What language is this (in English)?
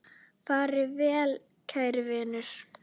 Icelandic